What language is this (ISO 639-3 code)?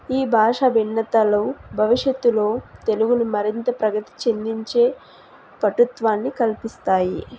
tel